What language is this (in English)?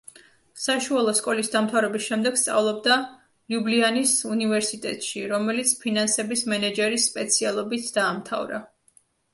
Georgian